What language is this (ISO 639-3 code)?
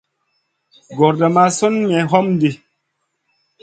mcn